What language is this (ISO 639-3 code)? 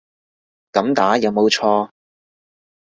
yue